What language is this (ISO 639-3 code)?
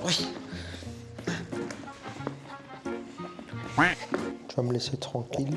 fra